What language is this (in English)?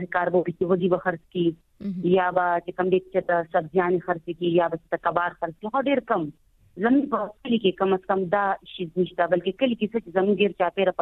Urdu